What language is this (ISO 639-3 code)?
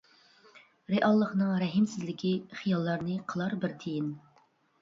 uig